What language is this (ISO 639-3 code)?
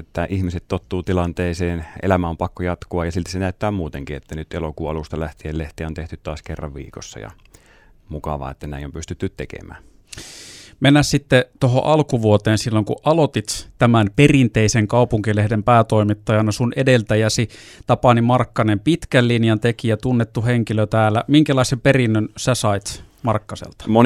fin